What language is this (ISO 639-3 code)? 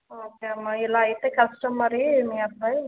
tel